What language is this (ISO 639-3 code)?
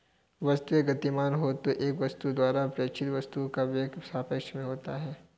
hin